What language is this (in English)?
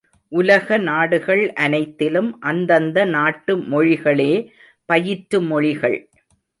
Tamil